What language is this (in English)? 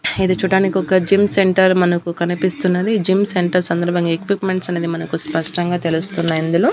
Telugu